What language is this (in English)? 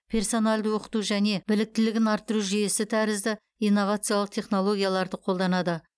Kazakh